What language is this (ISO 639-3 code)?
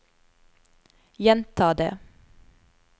nor